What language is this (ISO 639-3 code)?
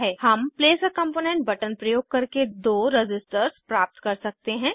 hin